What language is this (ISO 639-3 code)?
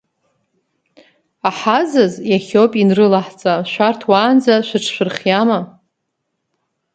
abk